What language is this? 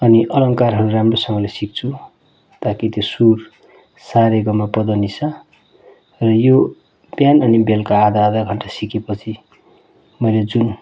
Nepali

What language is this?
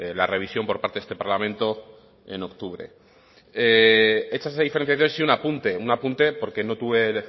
Spanish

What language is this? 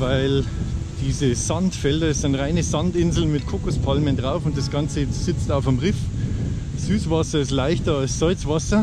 German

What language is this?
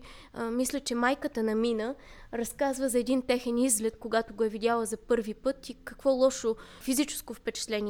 Bulgarian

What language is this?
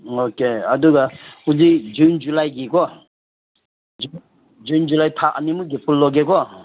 Manipuri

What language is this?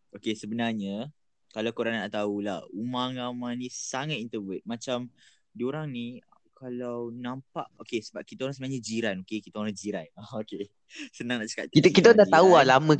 Malay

